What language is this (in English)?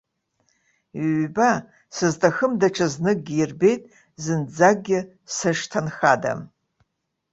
Abkhazian